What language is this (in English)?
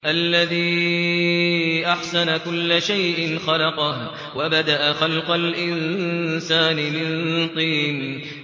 Arabic